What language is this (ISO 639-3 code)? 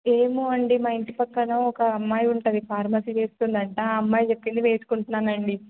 tel